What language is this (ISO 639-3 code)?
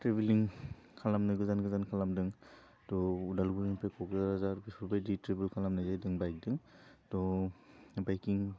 brx